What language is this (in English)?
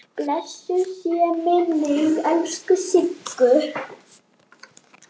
Icelandic